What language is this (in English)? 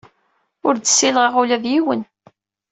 Kabyle